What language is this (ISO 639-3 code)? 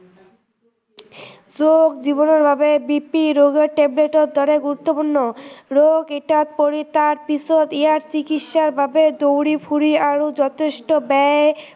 asm